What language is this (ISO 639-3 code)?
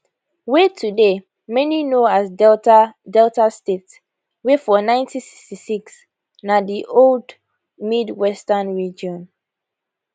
pcm